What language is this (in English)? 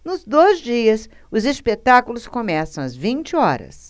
Portuguese